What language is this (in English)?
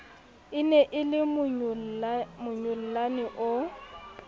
Southern Sotho